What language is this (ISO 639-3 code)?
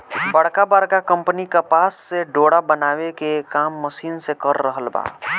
bho